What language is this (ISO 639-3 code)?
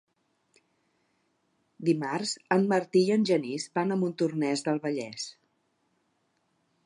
cat